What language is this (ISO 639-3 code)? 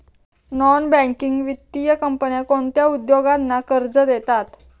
mar